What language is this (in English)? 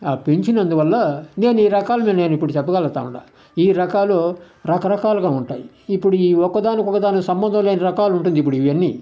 Telugu